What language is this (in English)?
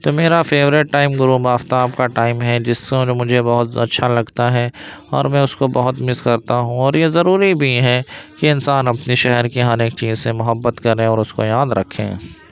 Urdu